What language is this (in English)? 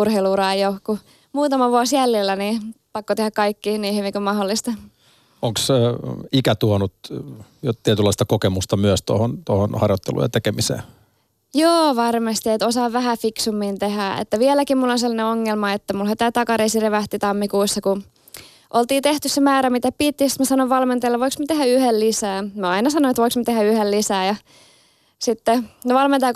Finnish